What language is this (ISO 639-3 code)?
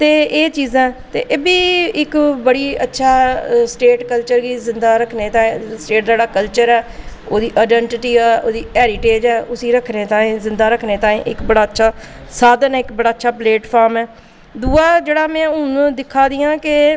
doi